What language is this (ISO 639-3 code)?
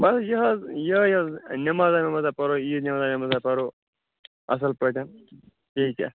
kas